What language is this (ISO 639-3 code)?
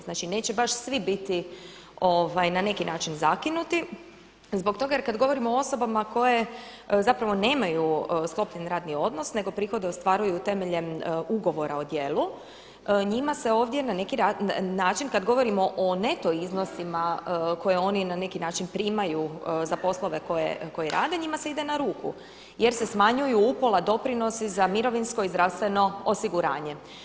hrv